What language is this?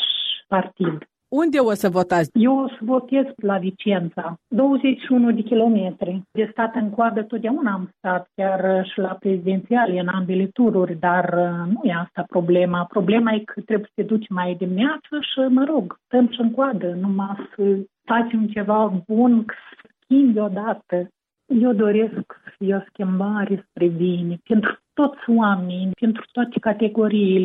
Romanian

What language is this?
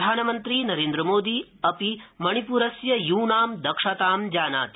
Sanskrit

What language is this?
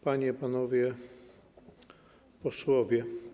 Polish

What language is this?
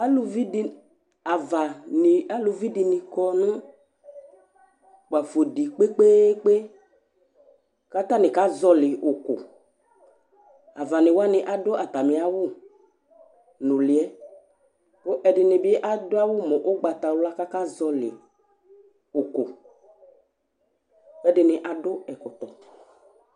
Ikposo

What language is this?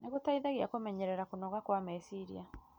Kikuyu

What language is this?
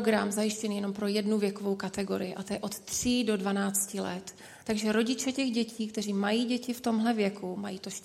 Czech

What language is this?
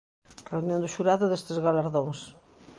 Galician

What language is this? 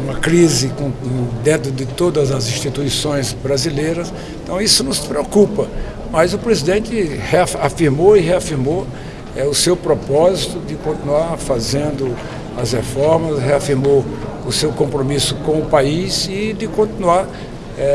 Portuguese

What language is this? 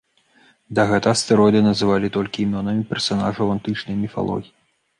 Belarusian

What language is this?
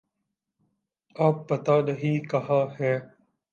Urdu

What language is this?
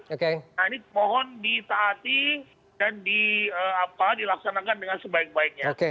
Indonesian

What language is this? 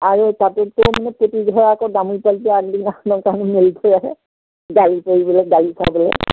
Assamese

